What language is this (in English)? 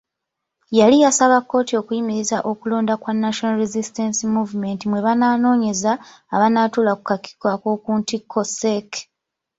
Ganda